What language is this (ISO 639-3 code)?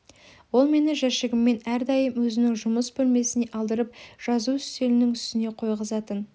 kaz